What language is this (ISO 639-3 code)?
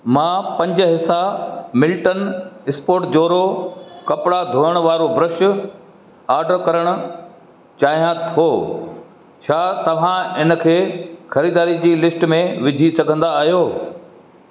snd